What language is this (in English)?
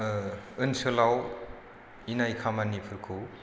Bodo